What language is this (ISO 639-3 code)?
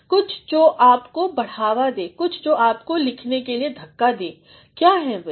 hin